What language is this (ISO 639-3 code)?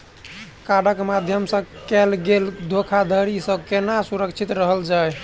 mai